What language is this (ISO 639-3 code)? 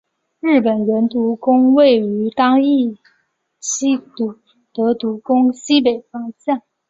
zho